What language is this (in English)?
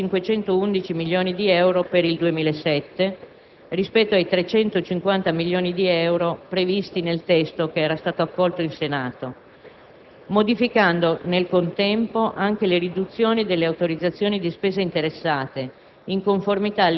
Italian